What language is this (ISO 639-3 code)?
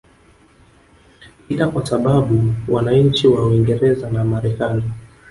swa